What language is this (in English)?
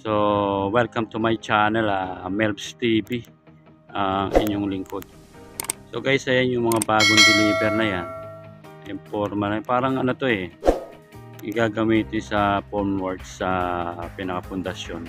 Filipino